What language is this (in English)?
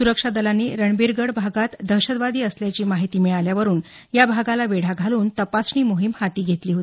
Marathi